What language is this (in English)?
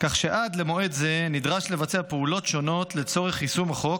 Hebrew